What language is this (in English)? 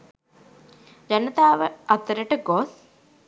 Sinhala